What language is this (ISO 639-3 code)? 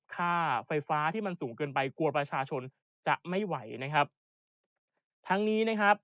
tha